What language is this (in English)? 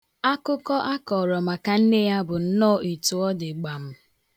Igbo